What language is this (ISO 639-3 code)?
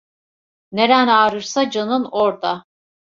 tur